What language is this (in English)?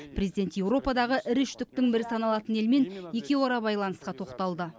Kazakh